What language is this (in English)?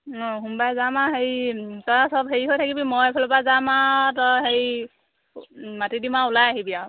Assamese